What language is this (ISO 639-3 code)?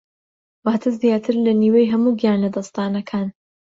ckb